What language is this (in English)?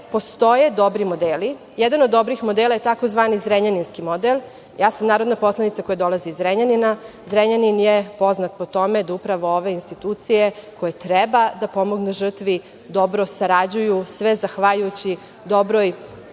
Serbian